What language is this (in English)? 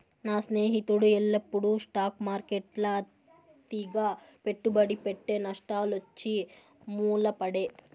Telugu